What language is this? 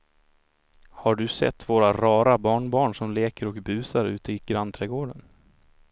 Swedish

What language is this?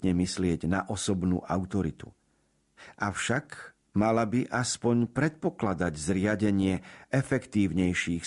Slovak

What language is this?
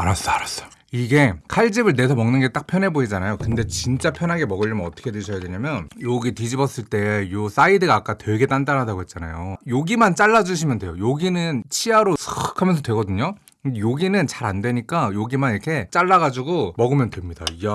Korean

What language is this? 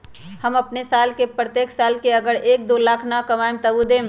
Magahi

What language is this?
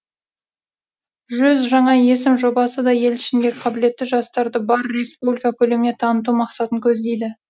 Kazakh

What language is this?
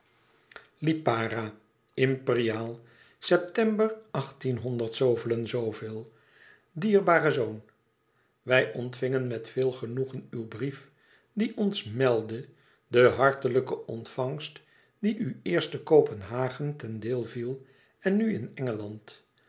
Dutch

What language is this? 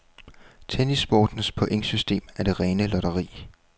Danish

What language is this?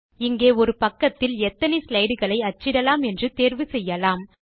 Tamil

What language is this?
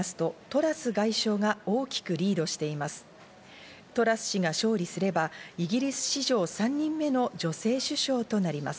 Japanese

